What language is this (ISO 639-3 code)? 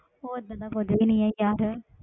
pan